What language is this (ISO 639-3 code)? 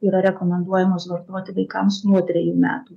lit